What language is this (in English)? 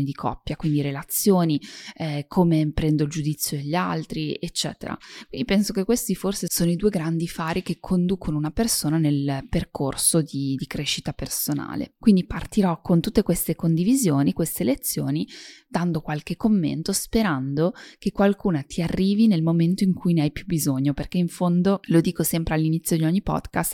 Italian